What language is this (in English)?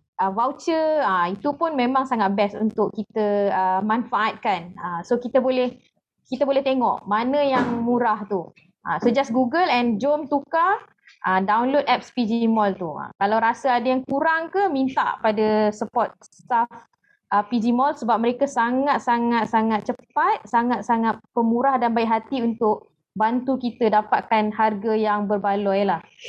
Malay